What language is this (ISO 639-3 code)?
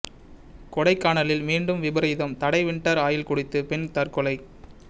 tam